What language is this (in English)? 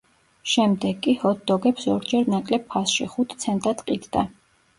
Georgian